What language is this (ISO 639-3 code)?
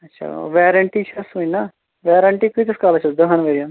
kas